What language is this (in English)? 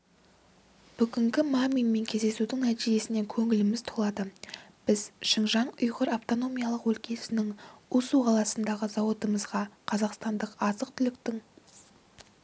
Kazakh